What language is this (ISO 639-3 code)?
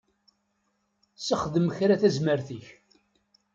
kab